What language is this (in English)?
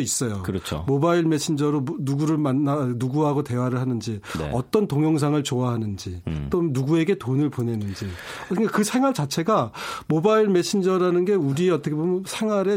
Korean